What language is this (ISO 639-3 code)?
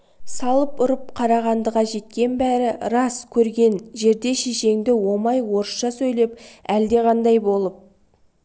kaz